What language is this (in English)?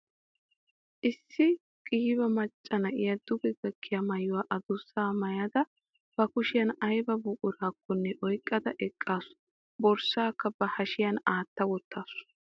Wolaytta